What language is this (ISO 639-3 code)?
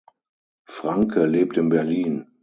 deu